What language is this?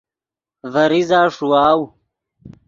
Yidgha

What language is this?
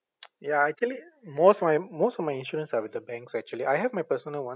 English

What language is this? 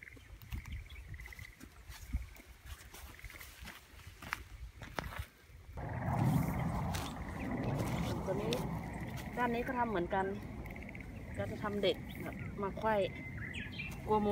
Thai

